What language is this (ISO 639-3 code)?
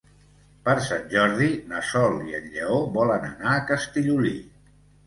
cat